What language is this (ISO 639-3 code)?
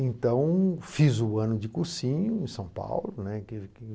por